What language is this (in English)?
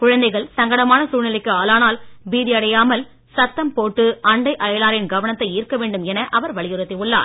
Tamil